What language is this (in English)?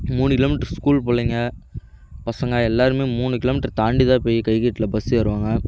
Tamil